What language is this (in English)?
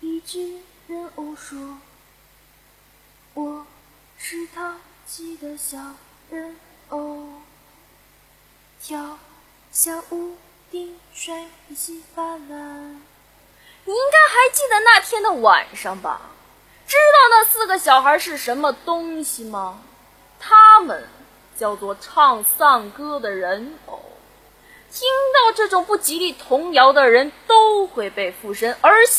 Chinese